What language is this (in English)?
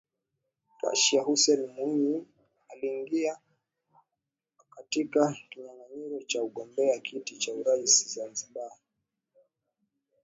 Swahili